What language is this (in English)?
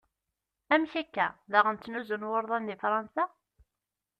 Kabyle